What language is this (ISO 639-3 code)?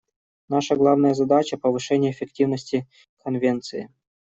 rus